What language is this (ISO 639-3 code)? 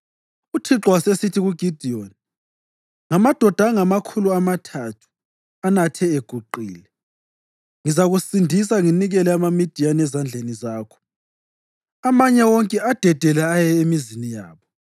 nde